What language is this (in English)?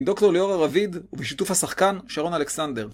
Hebrew